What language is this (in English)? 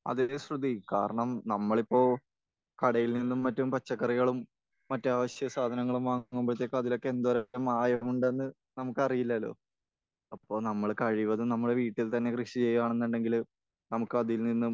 Malayalam